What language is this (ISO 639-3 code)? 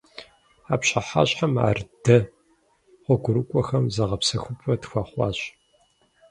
kbd